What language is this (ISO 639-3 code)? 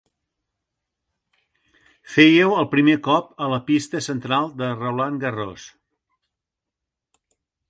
cat